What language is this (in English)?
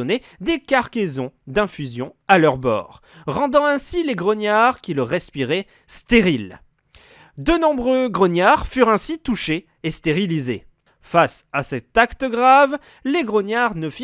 French